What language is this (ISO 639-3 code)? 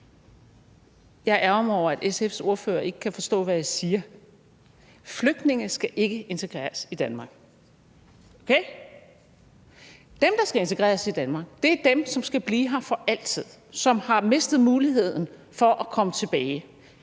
dan